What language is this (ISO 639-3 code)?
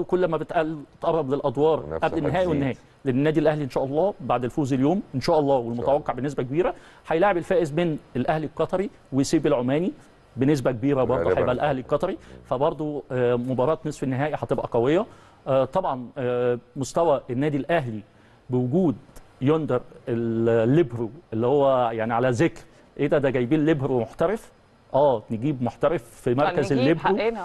ara